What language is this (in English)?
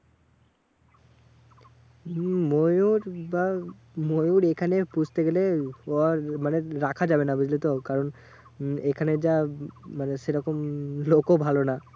Bangla